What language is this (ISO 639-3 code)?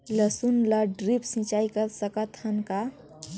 hne